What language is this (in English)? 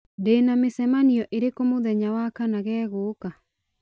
Kikuyu